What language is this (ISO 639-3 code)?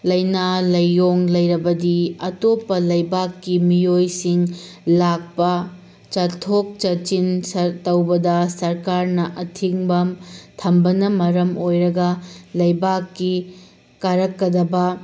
mni